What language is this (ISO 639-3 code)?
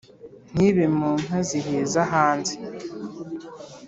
kin